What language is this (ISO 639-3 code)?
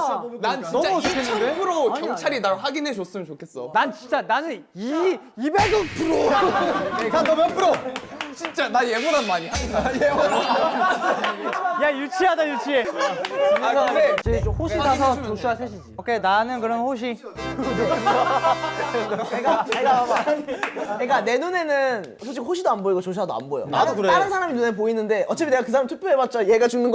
kor